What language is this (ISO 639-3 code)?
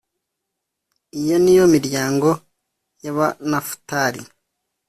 kin